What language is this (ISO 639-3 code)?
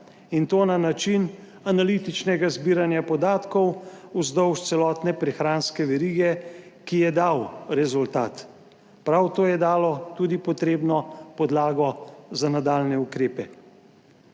slv